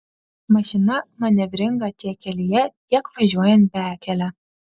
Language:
Lithuanian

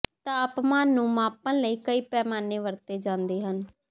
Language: Punjabi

